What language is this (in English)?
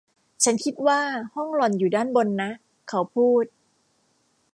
Thai